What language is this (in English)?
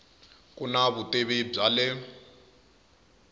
Tsonga